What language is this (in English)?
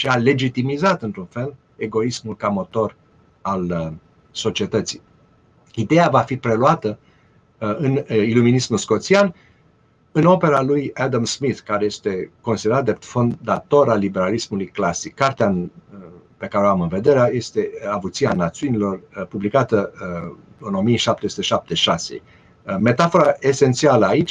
Romanian